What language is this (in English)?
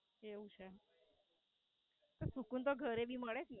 Gujarati